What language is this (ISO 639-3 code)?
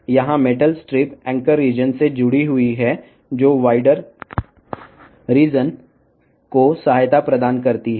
tel